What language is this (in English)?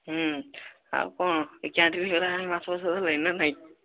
Odia